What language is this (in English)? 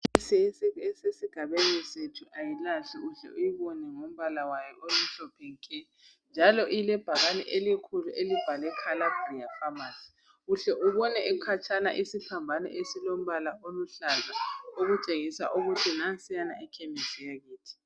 North Ndebele